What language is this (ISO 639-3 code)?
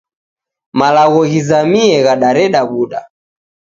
dav